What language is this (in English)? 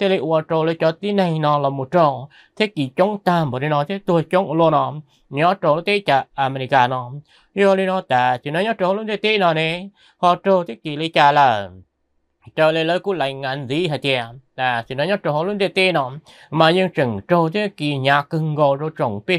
Vietnamese